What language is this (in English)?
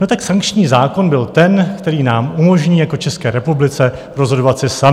Czech